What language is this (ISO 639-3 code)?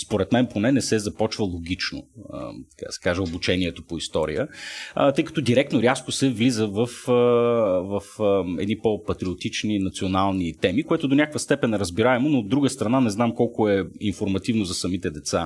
bul